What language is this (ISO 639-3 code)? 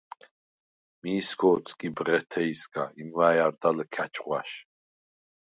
sva